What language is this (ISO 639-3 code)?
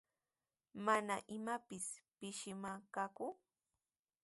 qws